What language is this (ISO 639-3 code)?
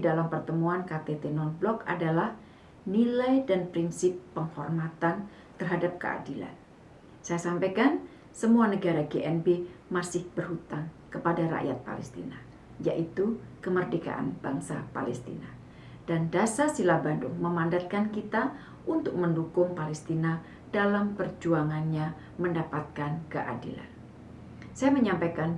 ind